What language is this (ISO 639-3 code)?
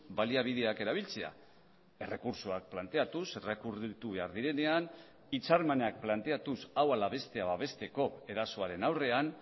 eus